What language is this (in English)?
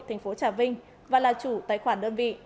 Vietnamese